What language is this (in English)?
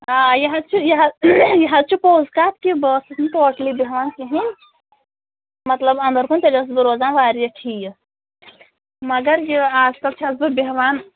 Kashmiri